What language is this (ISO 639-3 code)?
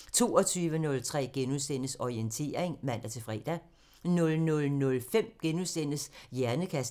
dan